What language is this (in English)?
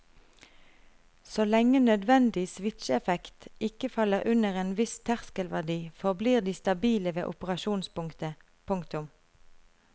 Norwegian